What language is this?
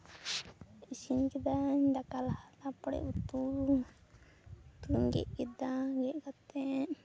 Santali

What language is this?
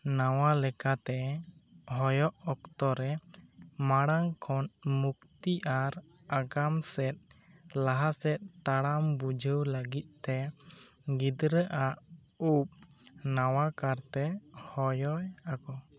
Santali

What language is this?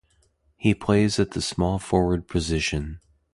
English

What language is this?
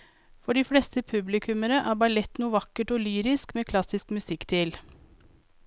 Norwegian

